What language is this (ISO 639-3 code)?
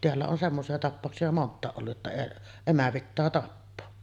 fin